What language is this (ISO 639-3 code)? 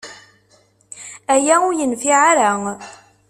kab